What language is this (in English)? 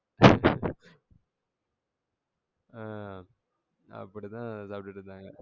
Tamil